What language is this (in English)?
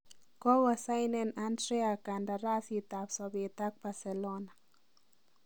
Kalenjin